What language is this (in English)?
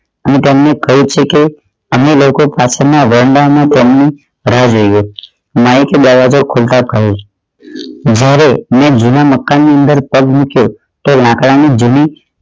Gujarati